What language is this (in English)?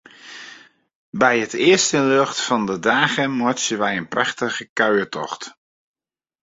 Western Frisian